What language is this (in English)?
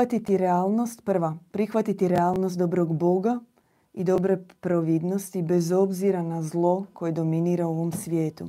Croatian